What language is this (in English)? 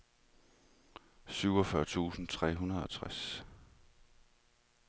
Danish